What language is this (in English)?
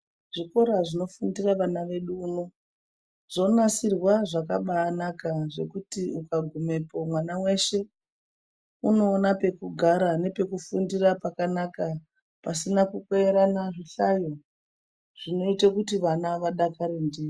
Ndau